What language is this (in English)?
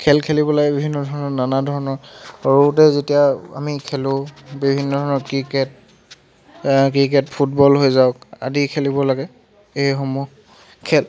Assamese